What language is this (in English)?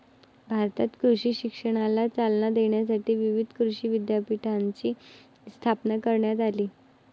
Marathi